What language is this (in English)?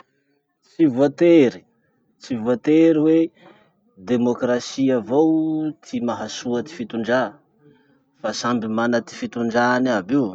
Masikoro Malagasy